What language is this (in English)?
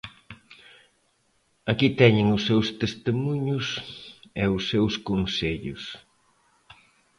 Galician